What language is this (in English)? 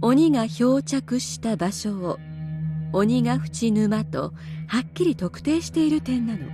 Japanese